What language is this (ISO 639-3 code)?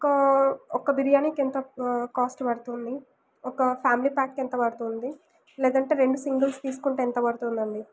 tel